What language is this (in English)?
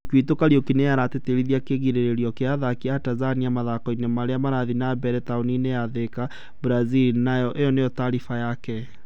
Kikuyu